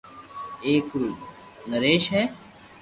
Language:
Loarki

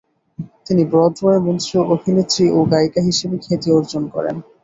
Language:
Bangla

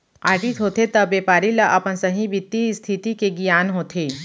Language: Chhattisgarhi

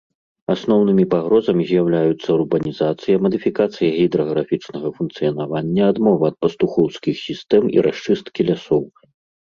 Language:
Belarusian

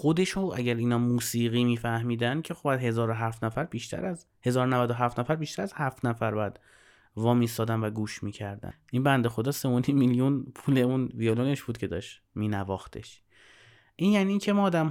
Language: Persian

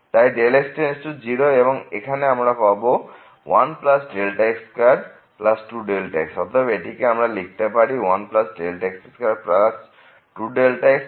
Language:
Bangla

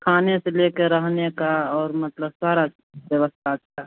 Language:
Hindi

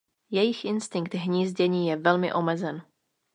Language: Czech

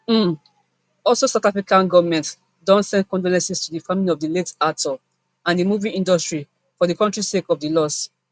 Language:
Nigerian Pidgin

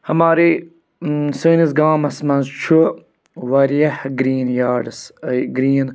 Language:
Kashmiri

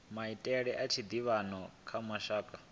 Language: Venda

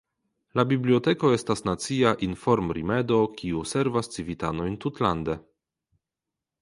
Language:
Esperanto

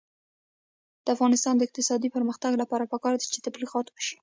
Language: Pashto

